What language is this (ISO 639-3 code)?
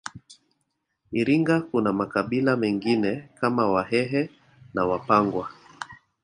swa